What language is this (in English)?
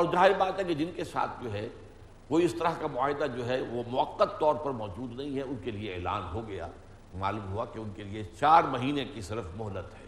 Urdu